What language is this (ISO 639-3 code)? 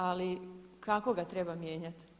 hrv